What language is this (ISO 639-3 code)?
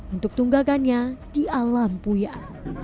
ind